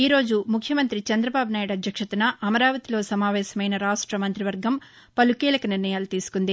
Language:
Telugu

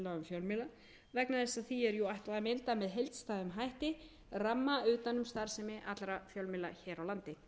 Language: Icelandic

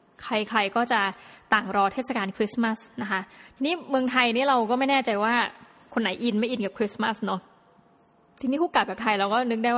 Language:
Thai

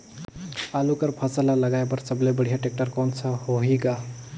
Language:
Chhattisgarhi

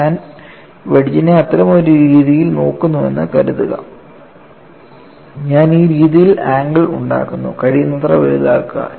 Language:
Malayalam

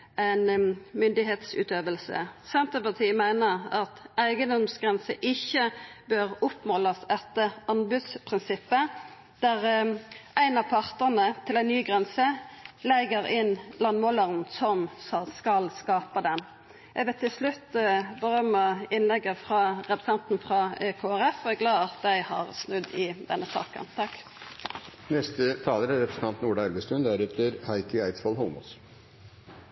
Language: Norwegian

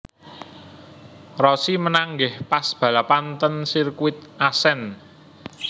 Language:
Javanese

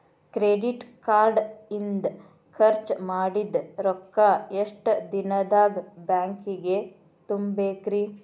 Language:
Kannada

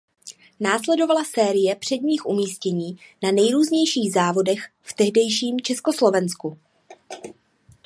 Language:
Czech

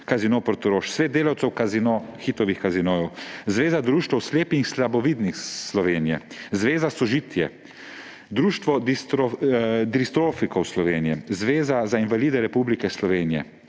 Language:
Slovenian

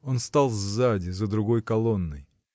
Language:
Russian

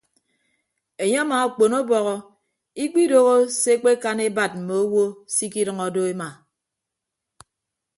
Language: Ibibio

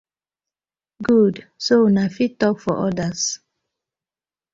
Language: Nigerian Pidgin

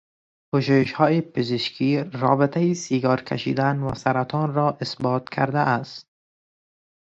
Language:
Persian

